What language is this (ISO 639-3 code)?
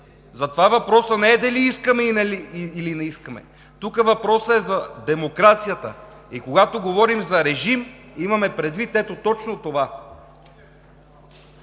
bul